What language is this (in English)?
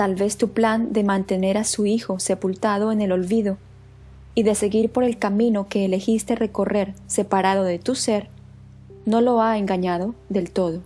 Spanish